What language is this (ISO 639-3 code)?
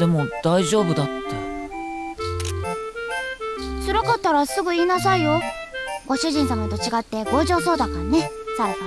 ind